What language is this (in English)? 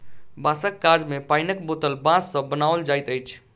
Maithili